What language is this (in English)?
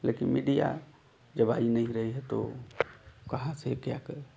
Hindi